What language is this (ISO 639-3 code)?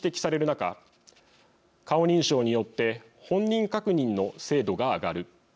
jpn